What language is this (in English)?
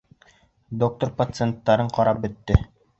Bashkir